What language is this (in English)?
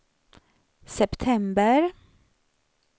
Swedish